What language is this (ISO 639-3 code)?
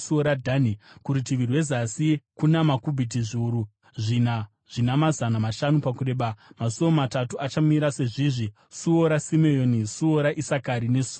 sna